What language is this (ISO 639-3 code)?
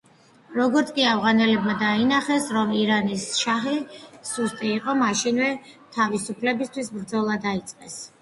kat